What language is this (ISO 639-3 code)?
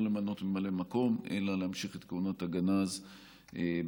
heb